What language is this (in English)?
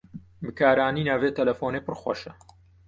Kurdish